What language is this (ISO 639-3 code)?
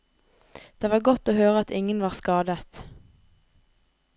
nor